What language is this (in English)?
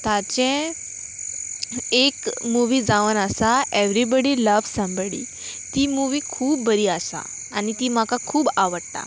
Konkani